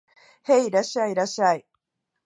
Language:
Japanese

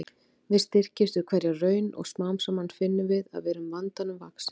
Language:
Icelandic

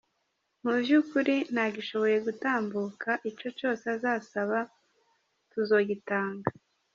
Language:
Kinyarwanda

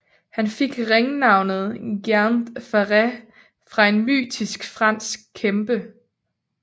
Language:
Danish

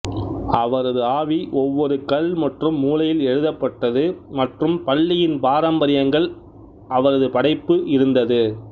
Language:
Tamil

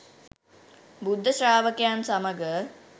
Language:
Sinhala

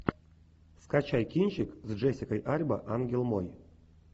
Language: Russian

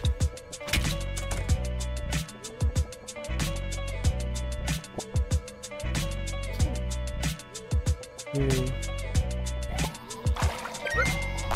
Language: English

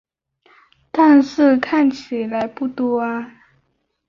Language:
Chinese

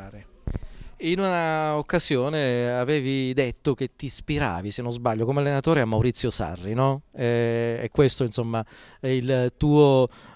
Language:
Italian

